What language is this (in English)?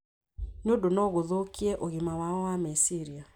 Kikuyu